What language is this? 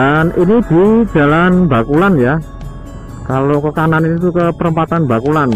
Indonesian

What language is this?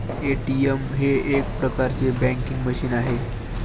Marathi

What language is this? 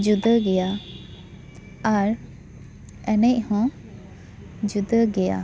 Santali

